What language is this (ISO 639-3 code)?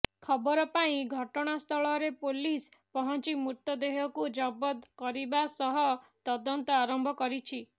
ori